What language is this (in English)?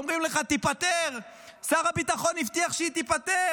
Hebrew